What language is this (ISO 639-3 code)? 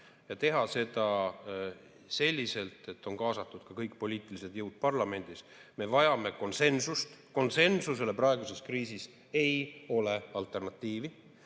est